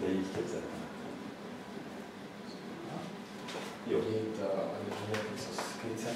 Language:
Hungarian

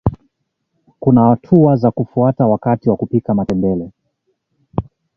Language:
Swahili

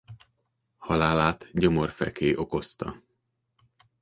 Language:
Hungarian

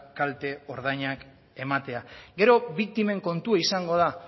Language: Basque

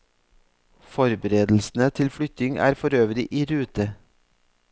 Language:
Norwegian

